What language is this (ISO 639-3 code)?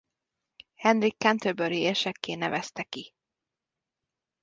hun